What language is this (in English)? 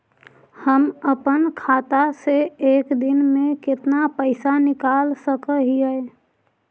Magahi